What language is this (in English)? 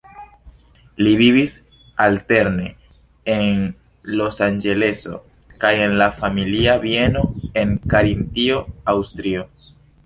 Esperanto